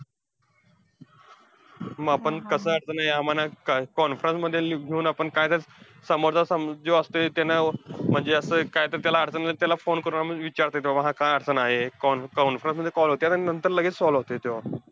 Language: Marathi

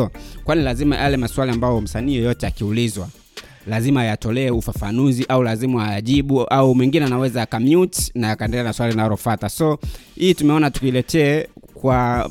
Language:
Swahili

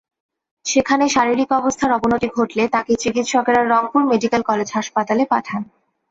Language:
Bangla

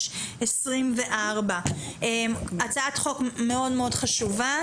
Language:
Hebrew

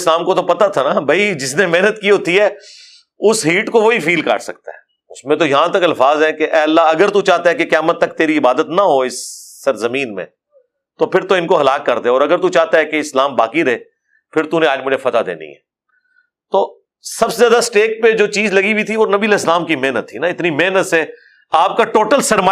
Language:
Urdu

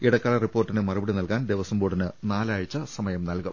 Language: Malayalam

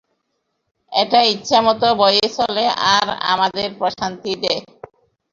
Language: Bangla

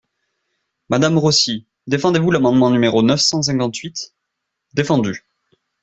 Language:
French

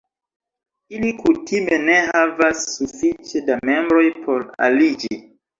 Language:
Esperanto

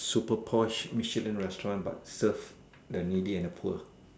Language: English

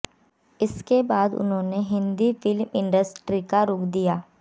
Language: Hindi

